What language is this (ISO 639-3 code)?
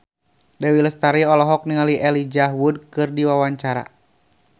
sun